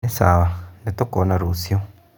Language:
Kikuyu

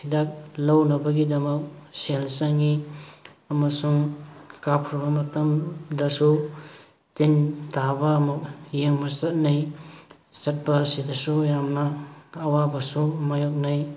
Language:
Manipuri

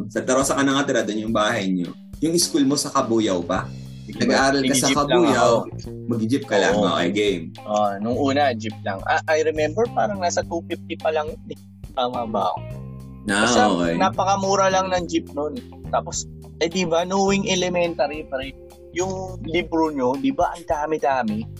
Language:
Filipino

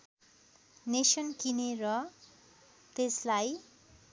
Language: Nepali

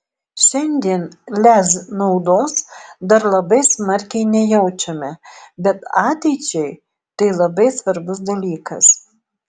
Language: Lithuanian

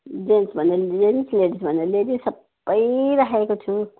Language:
Nepali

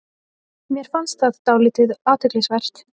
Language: Icelandic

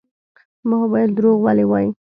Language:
Pashto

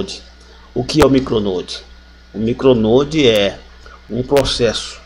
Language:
Portuguese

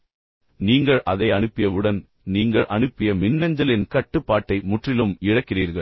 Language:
Tamil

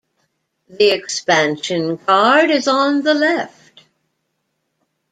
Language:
English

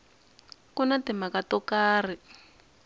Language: Tsonga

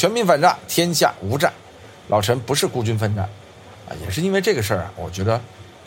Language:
Chinese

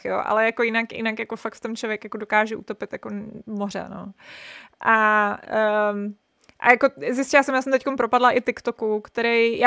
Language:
Czech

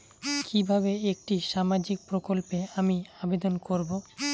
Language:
Bangla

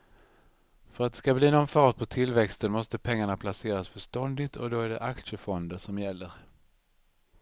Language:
Swedish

